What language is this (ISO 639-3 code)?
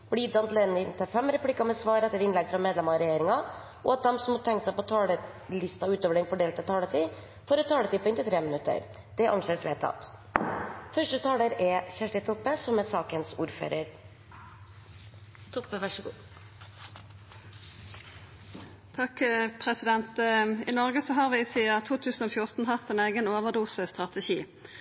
nob